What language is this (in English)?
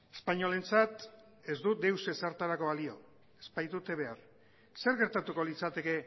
Basque